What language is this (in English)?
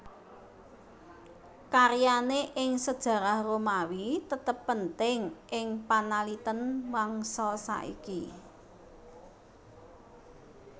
Javanese